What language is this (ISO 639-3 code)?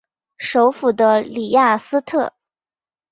zho